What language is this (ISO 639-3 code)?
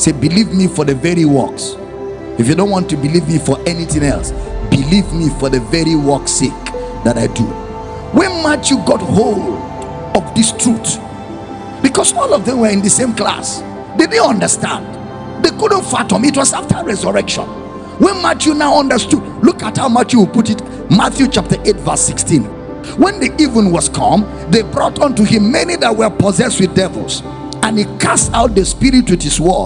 eng